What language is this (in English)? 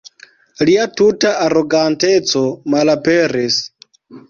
Esperanto